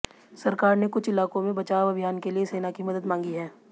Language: Hindi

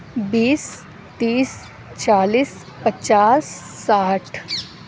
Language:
Urdu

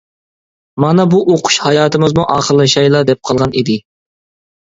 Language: Uyghur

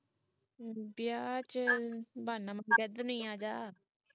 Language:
Punjabi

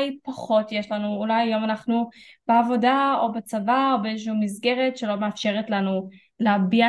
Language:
Hebrew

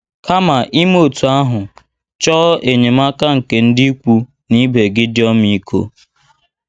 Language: Igbo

